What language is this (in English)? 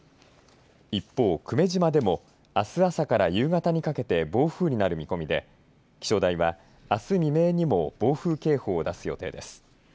Japanese